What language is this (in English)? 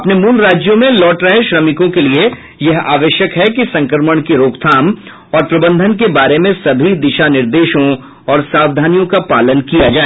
Hindi